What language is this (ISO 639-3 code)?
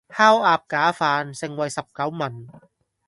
yue